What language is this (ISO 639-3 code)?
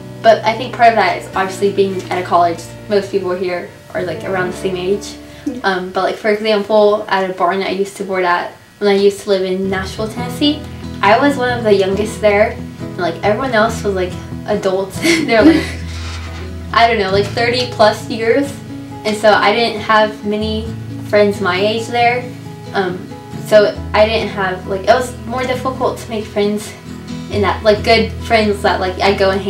eng